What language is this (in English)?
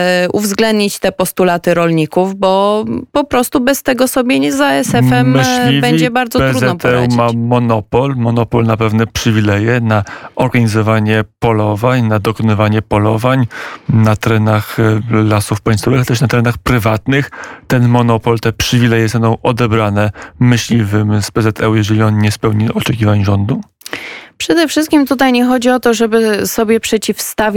Polish